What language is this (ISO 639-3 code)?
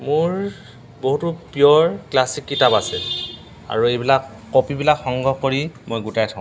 asm